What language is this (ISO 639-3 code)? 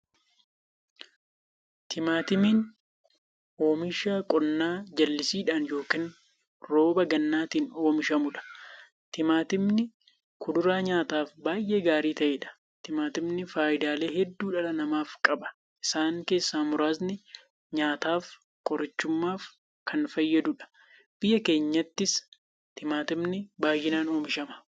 orm